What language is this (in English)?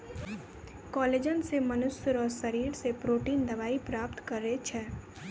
Maithili